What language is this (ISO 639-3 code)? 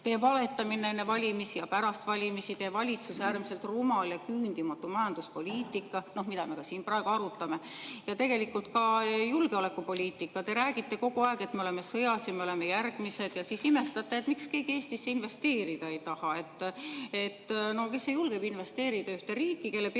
est